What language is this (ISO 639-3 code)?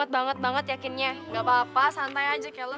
ind